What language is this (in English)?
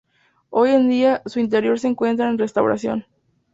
Spanish